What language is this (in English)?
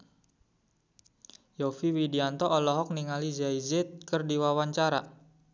Sundanese